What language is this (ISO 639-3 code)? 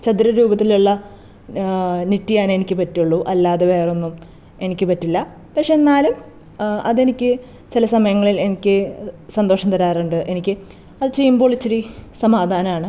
mal